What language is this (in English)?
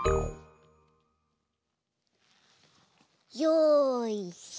Japanese